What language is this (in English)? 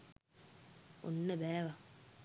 Sinhala